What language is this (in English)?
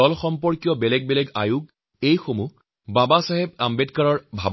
Assamese